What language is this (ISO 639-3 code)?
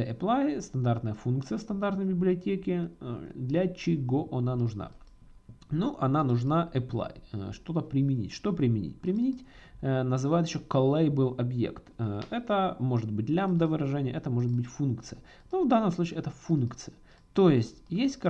rus